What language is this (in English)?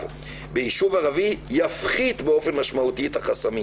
Hebrew